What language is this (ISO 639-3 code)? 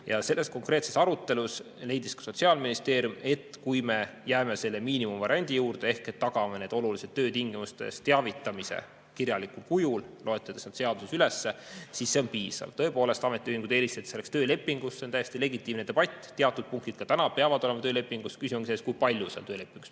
est